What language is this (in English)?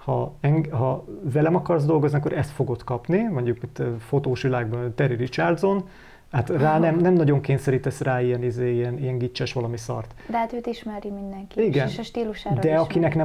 Hungarian